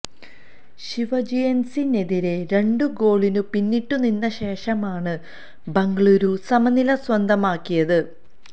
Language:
Malayalam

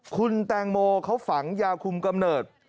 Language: Thai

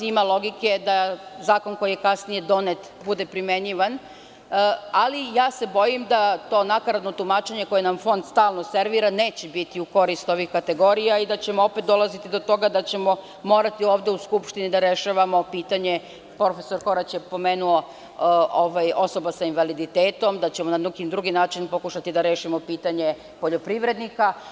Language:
Serbian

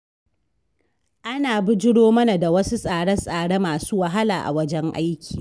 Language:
Hausa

